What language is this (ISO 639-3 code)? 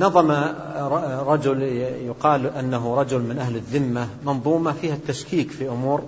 ara